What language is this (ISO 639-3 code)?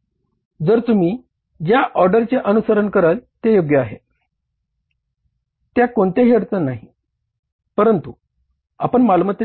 mar